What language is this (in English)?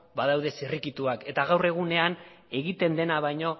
Basque